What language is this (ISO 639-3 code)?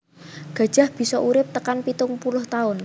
jav